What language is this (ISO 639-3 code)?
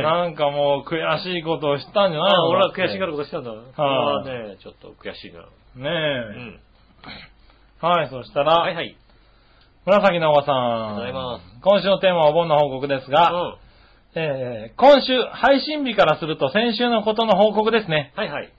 jpn